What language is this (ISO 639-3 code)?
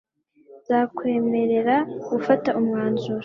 kin